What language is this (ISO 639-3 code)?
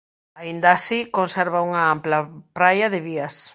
glg